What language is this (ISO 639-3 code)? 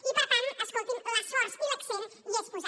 cat